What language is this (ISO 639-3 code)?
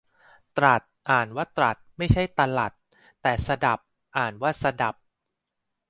tha